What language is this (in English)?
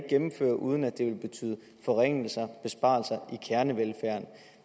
Danish